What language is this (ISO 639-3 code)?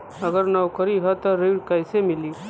bho